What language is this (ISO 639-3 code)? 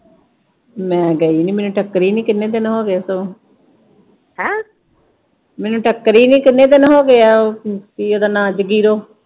pan